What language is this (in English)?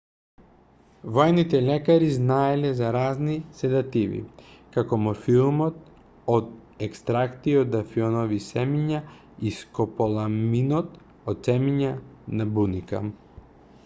Macedonian